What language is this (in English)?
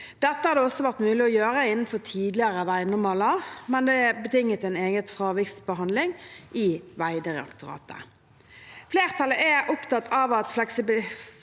Norwegian